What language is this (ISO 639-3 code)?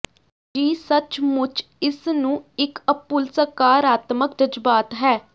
pan